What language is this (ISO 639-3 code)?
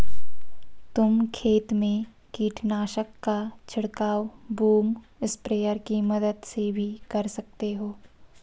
hin